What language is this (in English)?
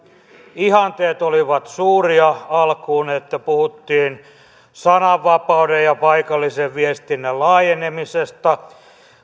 Finnish